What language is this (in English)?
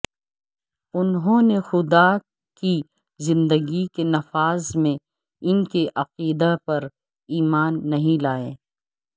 Urdu